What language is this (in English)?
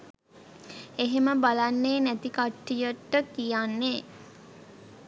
Sinhala